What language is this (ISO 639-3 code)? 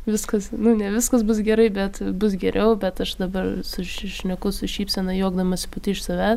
lit